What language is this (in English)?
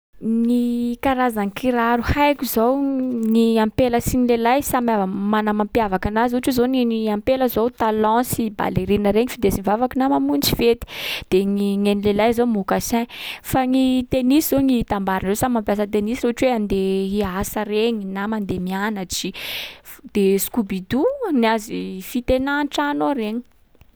Sakalava Malagasy